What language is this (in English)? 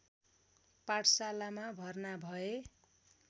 Nepali